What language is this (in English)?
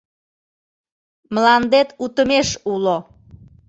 Mari